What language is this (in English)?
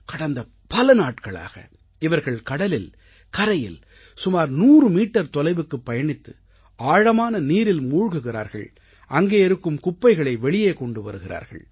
Tamil